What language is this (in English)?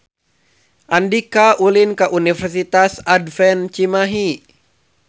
Sundanese